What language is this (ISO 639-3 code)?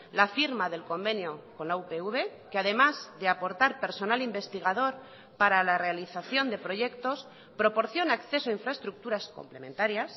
spa